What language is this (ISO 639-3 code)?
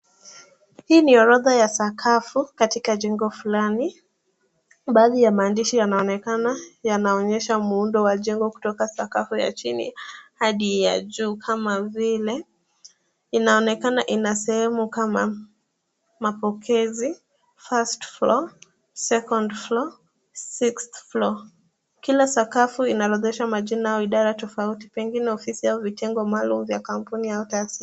swa